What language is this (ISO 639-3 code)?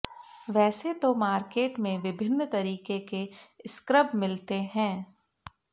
hin